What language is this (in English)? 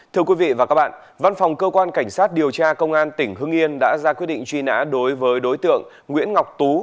Vietnamese